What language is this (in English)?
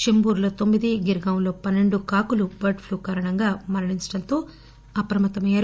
Telugu